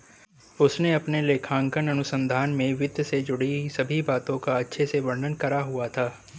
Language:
Hindi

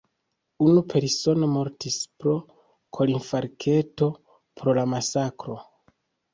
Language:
Esperanto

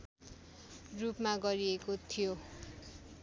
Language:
Nepali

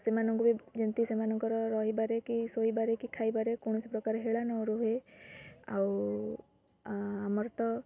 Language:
Odia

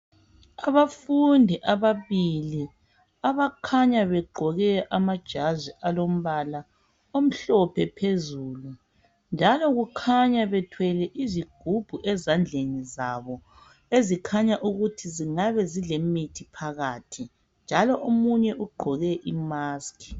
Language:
North Ndebele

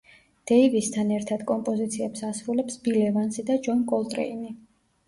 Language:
Georgian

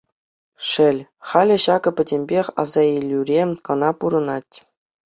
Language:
Chuvash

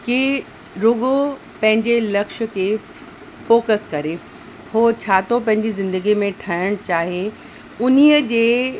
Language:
Sindhi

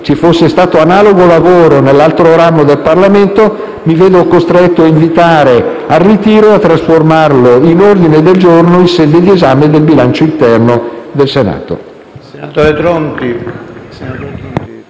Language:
Italian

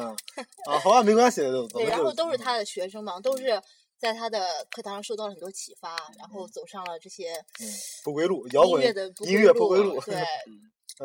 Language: Chinese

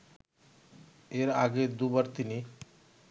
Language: Bangla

